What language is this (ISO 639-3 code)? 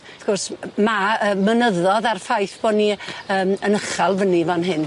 cym